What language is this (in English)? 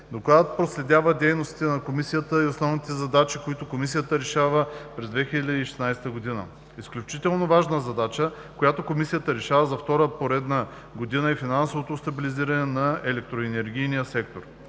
Bulgarian